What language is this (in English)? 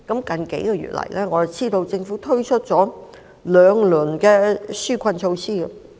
Cantonese